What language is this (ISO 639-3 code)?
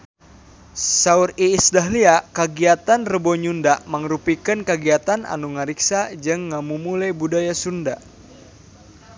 sun